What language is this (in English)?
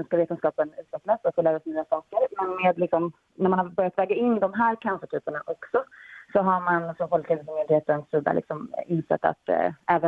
Swedish